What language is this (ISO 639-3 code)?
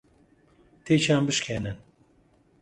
ckb